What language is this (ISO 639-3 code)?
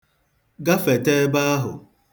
ibo